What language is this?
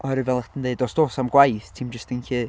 Welsh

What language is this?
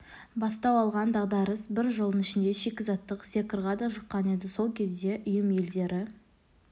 Kazakh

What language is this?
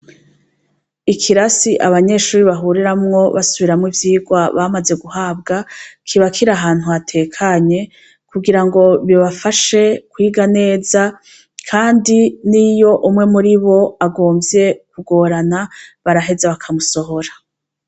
Rundi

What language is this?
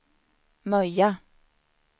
Swedish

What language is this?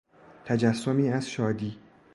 Persian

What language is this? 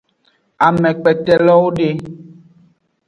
Aja (Benin)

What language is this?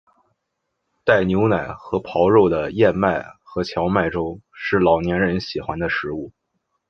Chinese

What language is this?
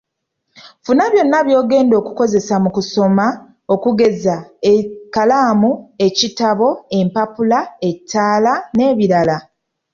Ganda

